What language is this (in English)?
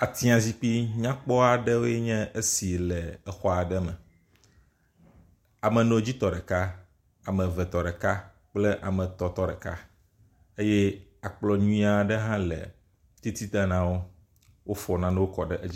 Ewe